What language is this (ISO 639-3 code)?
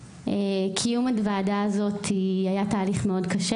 heb